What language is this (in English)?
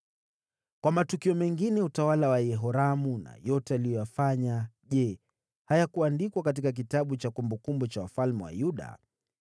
Swahili